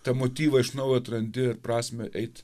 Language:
Lithuanian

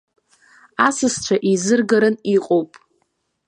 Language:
Abkhazian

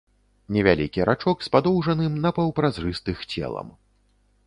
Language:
Belarusian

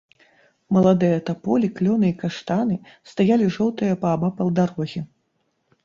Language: Belarusian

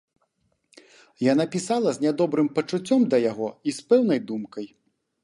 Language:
Belarusian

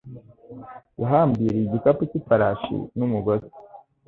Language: Kinyarwanda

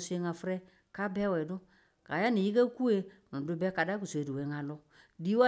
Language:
Tula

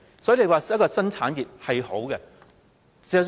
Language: Cantonese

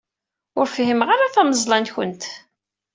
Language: Kabyle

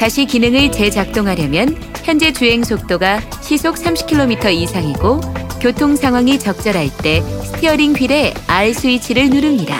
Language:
Korean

